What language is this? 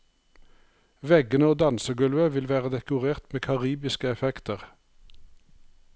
Norwegian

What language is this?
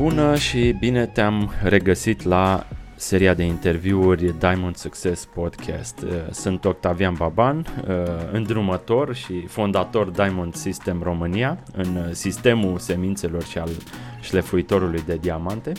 Romanian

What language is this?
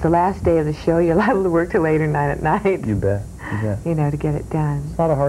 English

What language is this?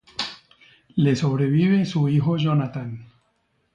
Spanish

